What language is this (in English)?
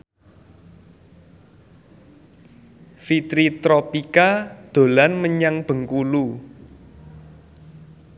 Javanese